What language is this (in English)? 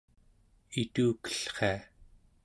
Central Yupik